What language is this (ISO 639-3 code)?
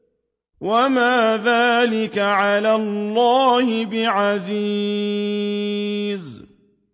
ara